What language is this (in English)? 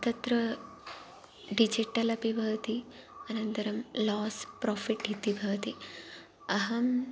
Sanskrit